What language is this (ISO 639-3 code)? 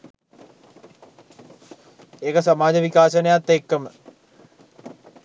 sin